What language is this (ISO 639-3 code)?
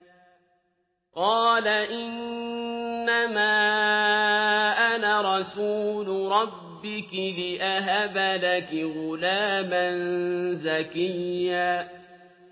ara